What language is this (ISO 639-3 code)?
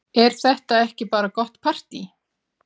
isl